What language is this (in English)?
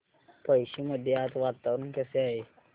Marathi